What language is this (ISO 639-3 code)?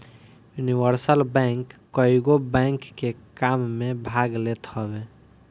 bho